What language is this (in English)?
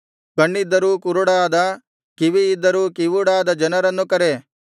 Kannada